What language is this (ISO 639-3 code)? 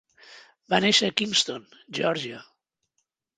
cat